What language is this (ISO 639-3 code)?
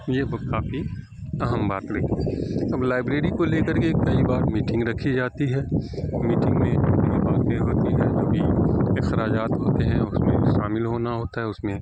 urd